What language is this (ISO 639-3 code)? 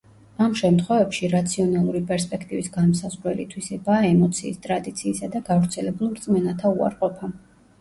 kat